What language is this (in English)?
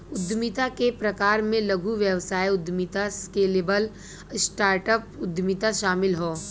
Bhojpuri